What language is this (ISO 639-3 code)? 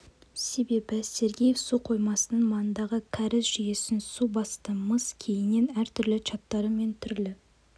kaz